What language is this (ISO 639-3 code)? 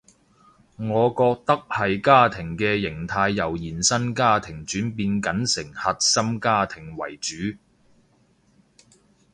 yue